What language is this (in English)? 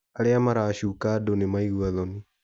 Kikuyu